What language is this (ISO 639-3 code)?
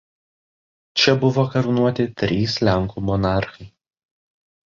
lit